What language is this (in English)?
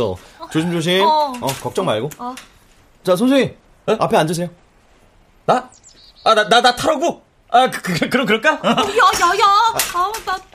Korean